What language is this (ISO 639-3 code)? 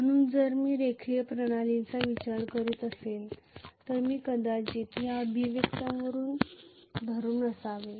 mar